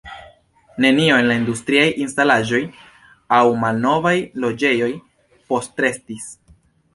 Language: Esperanto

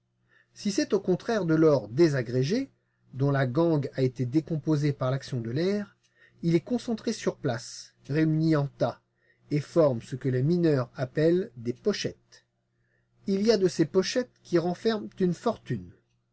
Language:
French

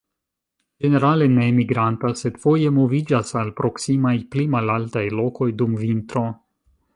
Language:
Esperanto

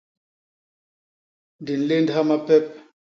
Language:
Basaa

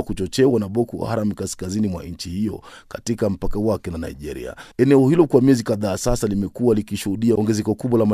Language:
Swahili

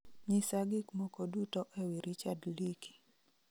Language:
Luo (Kenya and Tanzania)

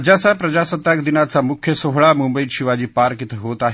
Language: Marathi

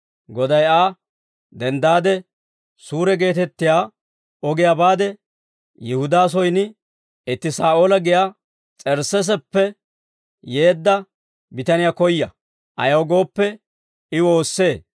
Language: Dawro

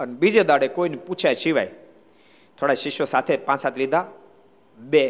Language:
Gujarati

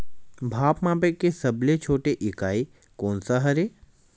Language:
Chhattisgarhi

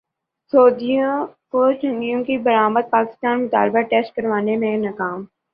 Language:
Urdu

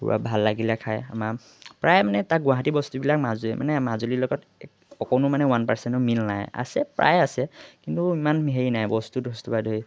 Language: Assamese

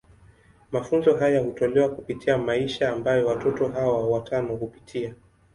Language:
Swahili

